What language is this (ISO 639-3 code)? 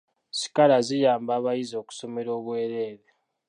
lug